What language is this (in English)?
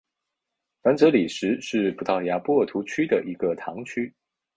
Chinese